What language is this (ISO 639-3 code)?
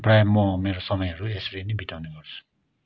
nep